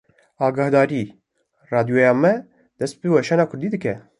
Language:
Kurdish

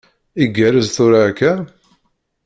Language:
Kabyle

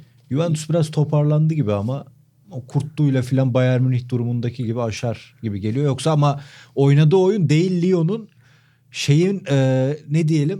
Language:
Turkish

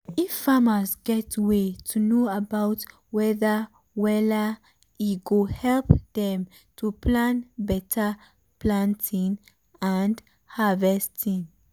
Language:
Nigerian Pidgin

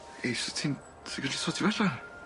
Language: Welsh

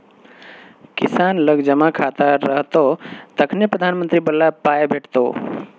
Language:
Maithili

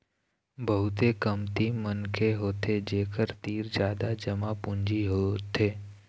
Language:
Chhattisgarhi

